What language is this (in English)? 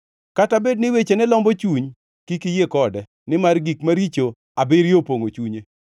Luo (Kenya and Tanzania)